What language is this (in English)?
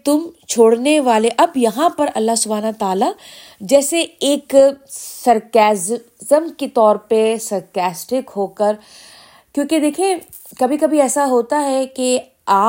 Urdu